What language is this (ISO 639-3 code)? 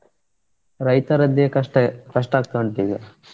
kan